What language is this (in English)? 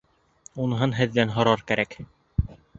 Bashkir